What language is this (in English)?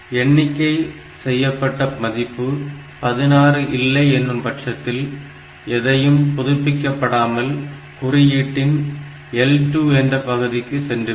Tamil